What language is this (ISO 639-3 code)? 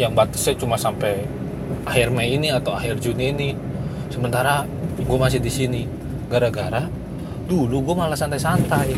ind